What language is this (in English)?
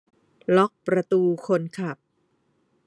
Thai